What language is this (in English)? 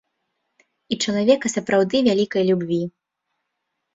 Belarusian